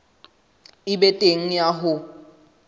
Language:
Southern Sotho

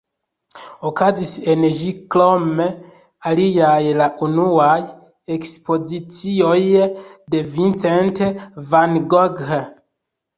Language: Esperanto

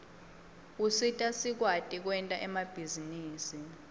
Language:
Swati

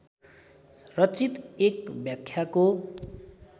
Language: Nepali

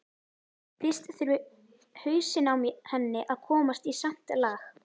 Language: Icelandic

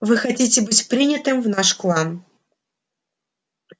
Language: Russian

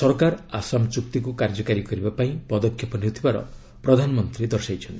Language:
Odia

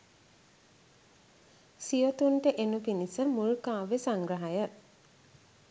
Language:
Sinhala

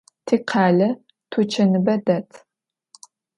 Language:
Adyghe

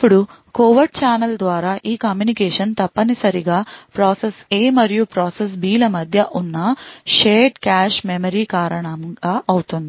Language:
Telugu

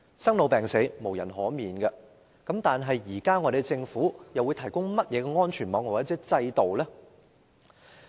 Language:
Cantonese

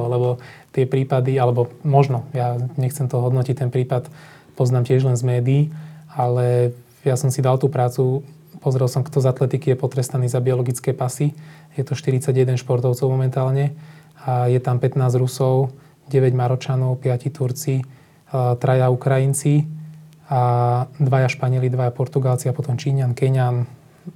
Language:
Slovak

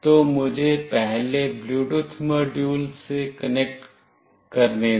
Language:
Hindi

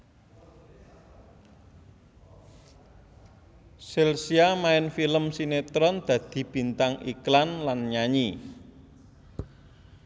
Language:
Javanese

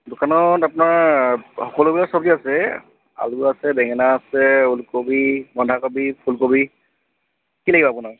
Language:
Assamese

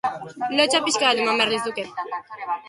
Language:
Basque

